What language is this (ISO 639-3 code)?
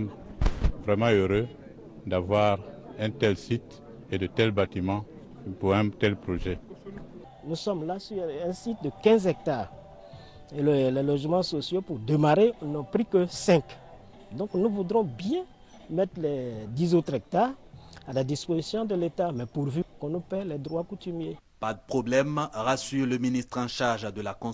fra